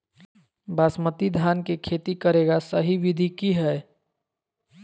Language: Magahi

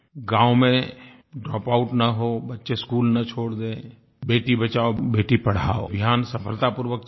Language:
Hindi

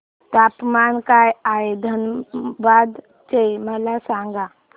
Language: Marathi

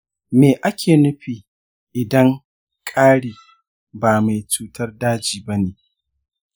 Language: Hausa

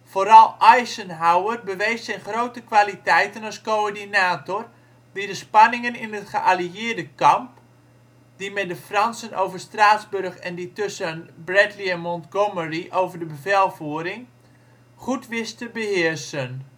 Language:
Dutch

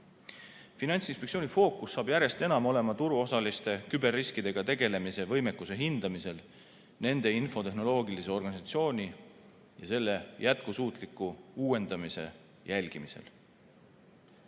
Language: Estonian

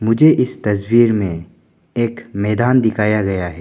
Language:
Hindi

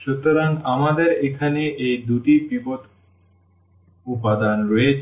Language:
Bangla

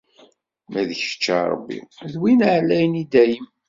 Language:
Kabyle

